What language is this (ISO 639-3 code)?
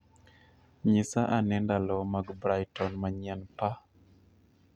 luo